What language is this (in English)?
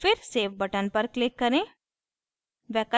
Hindi